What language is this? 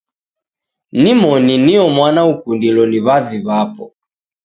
Taita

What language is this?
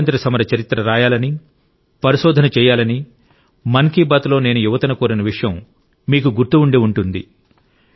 Telugu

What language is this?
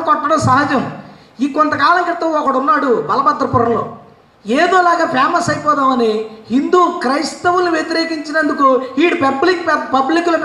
Telugu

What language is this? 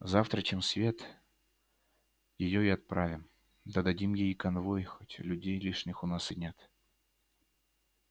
Russian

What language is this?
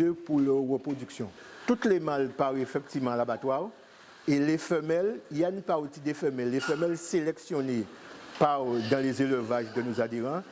French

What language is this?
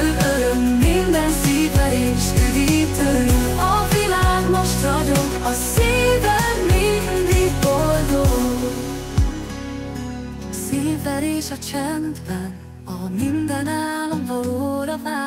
Hungarian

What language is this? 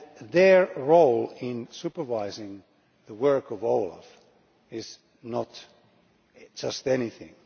English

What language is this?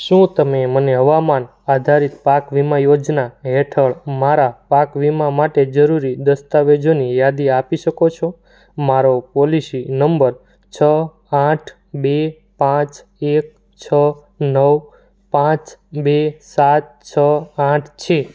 Gujarati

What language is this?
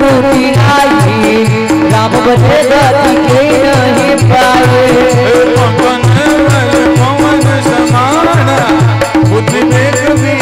Marathi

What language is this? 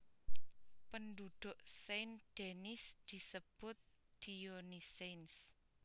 Javanese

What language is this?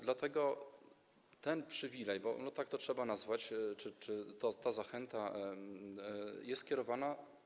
Polish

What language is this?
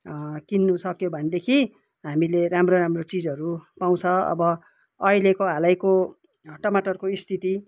Nepali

